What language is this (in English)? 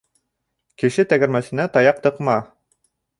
Bashkir